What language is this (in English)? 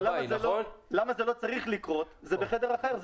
Hebrew